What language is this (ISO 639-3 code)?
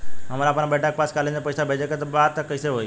bho